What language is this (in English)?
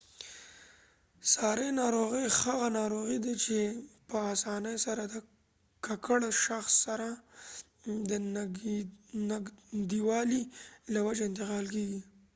Pashto